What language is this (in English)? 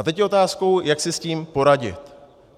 Czech